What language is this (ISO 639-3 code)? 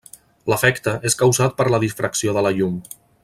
cat